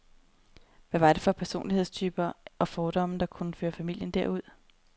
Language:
Danish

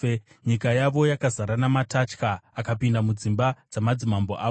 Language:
Shona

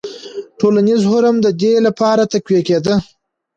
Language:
Pashto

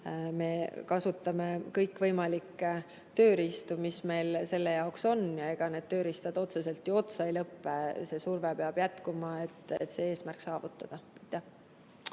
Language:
Estonian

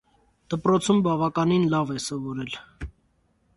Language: Armenian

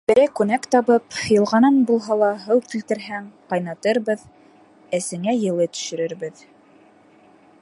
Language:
Bashkir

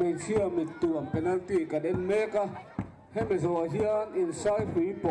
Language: Thai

